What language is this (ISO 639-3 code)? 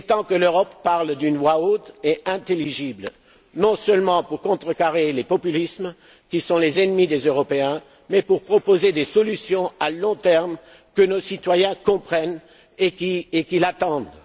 fra